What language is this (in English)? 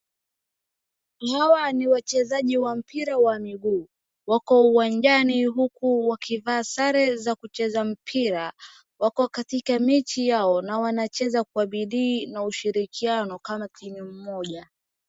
Swahili